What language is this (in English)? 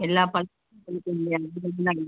Tamil